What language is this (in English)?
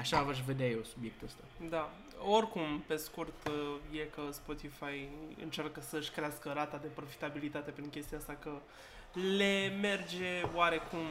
Romanian